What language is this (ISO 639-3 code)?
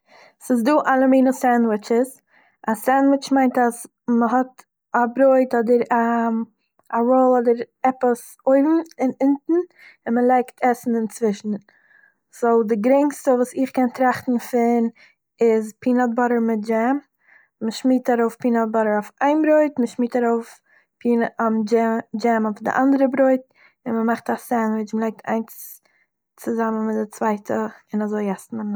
yid